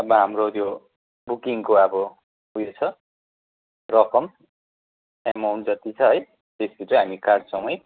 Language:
Nepali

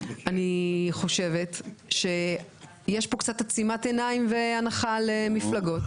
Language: Hebrew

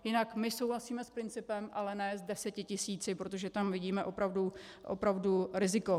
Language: Czech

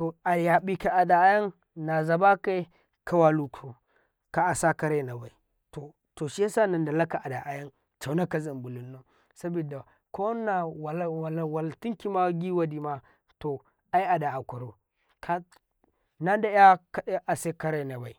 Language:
Karekare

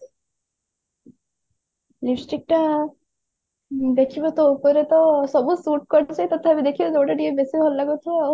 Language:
Odia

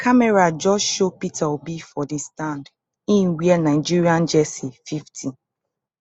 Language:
Nigerian Pidgin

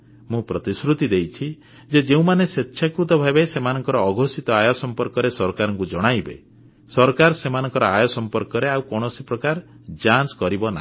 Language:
Odia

